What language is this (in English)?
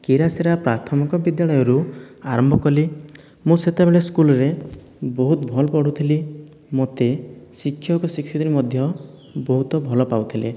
Odia